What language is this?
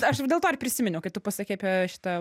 Lithuanian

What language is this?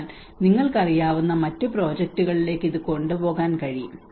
Malayalam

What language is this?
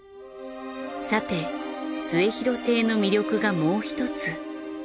Japanese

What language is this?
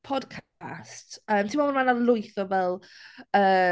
Welsh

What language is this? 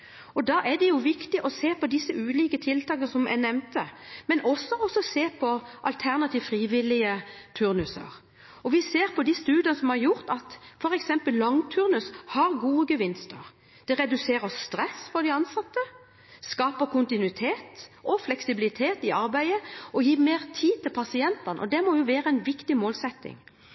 Norwegian Bokmål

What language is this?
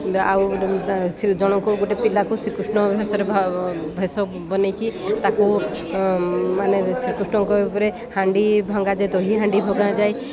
Odia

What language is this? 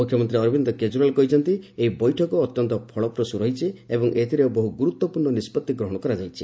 Odia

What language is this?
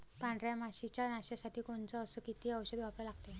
Marathi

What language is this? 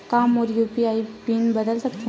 Chhattisgarhi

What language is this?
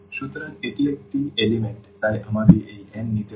Bangla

